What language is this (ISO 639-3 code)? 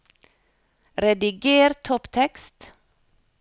nor